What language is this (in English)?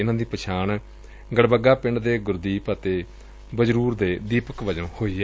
Punjabi